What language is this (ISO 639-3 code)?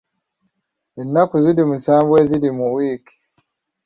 lug